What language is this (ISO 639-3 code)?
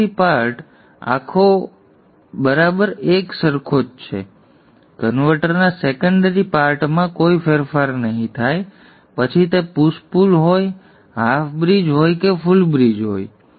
guj